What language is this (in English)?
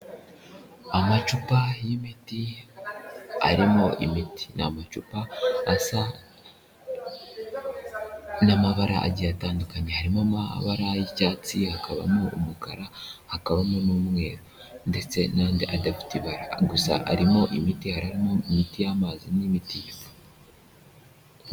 Kinyarwanda